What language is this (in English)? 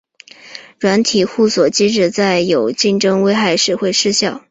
Chinese